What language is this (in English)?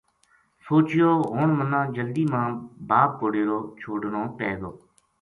Gujari